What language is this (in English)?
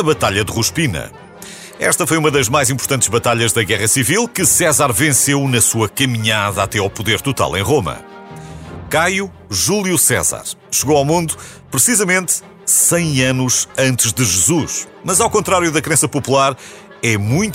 Portuguese